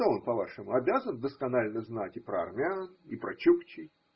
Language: Russian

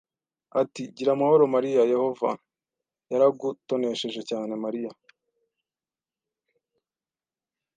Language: Kinyarwanda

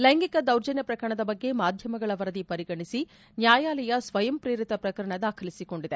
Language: Kannada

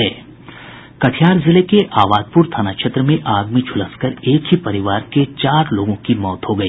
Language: Hindi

